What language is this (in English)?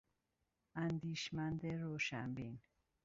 Persian